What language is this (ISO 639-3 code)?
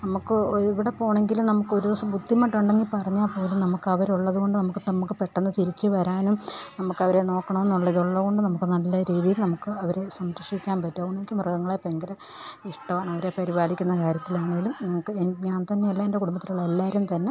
mal